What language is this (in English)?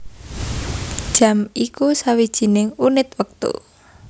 Javanese